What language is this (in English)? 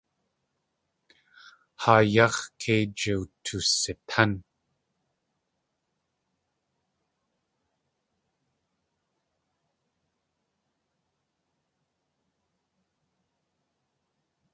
Tlingit